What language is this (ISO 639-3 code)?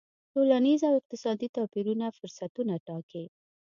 pus